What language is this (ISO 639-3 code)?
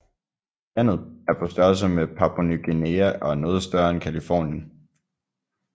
dan